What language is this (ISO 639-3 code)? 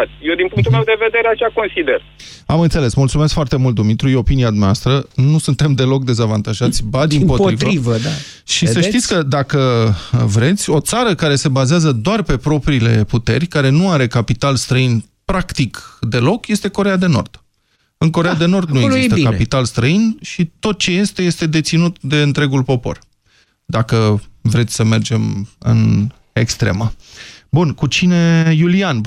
ron